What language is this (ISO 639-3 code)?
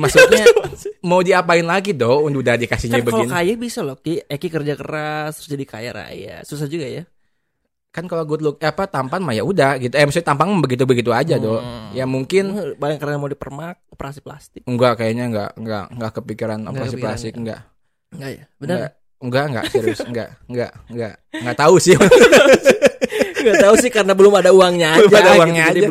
ind